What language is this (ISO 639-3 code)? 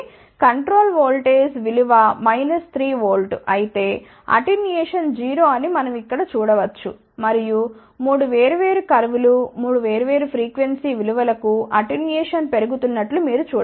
tel